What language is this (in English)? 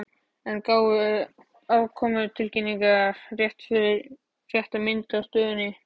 Icelandic